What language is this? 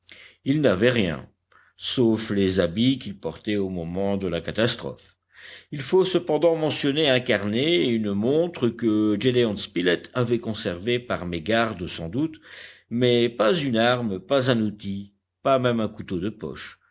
French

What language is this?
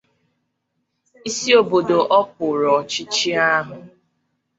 Igbo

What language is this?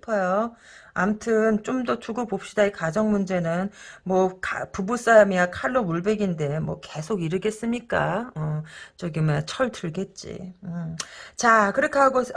Korean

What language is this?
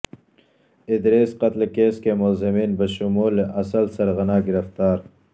Urdu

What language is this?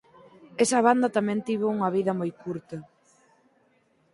Galician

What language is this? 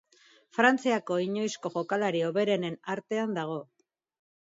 Basque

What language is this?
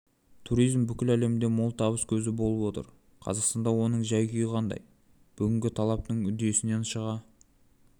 Kazakh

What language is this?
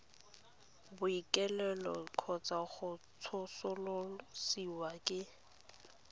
Tswana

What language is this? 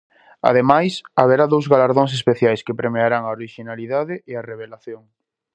Galician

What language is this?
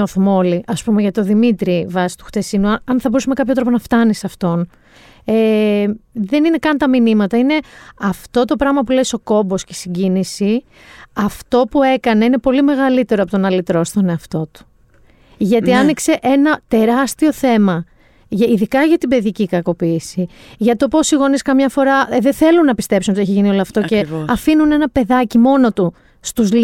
Greek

